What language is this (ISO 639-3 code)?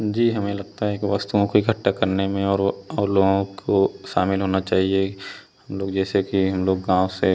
hin